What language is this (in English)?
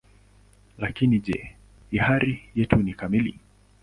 Swahili